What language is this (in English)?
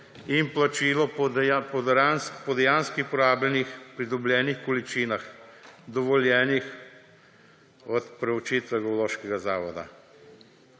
Slovenian